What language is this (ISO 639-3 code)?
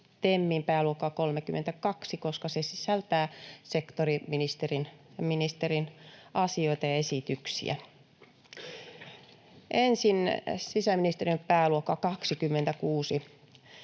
fin